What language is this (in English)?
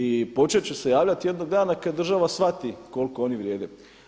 Croatian